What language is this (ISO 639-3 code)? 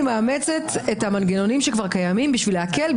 heb